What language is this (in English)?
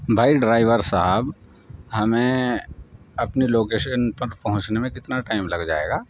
Urdu